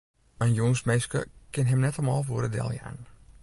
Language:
Western Frisian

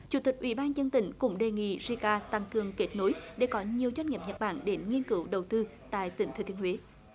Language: Vietnamese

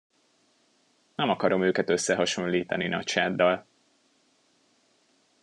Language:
Hungarian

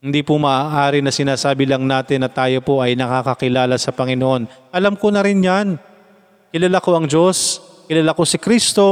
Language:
Filipino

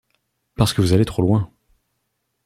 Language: French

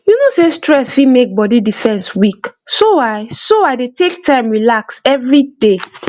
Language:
Nigerian Pidgin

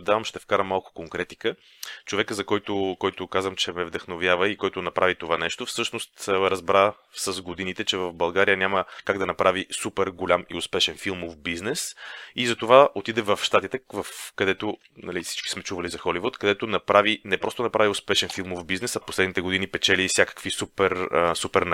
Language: Bulgarian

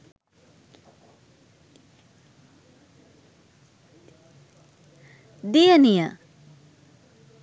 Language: Sinhala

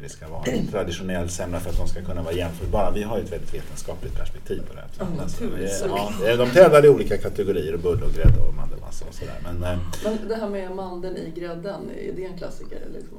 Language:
Swedish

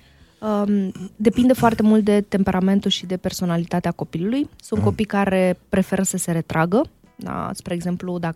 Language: Romanian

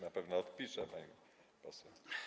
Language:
Polish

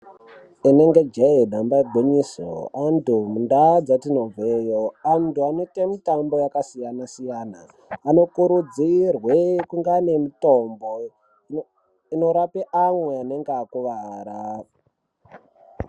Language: Ndau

